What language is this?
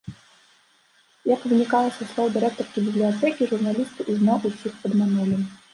Belarusian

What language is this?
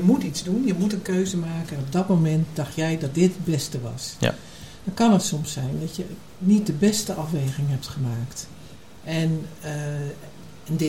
Dutch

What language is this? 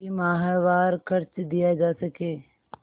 Hindi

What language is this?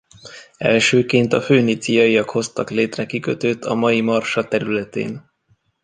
Hungarian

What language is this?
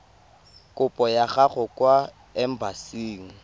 Tswana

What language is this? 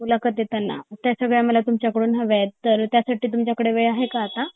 Marathi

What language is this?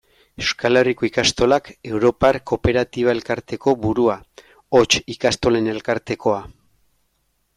Basque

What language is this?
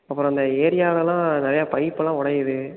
Tamil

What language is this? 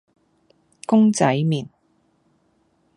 Cantonese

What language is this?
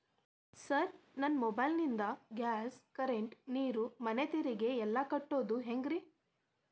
Kannada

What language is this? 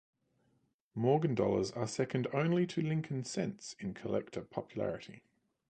English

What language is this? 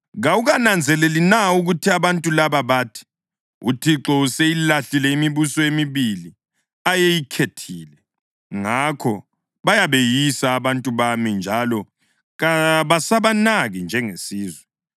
North Ndebele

